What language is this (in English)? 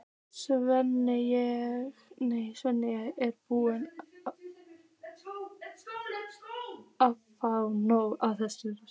Icelandic